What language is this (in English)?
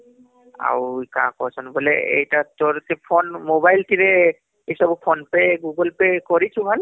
Odia